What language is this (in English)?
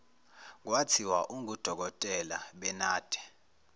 Zulu